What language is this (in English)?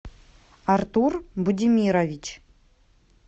Russian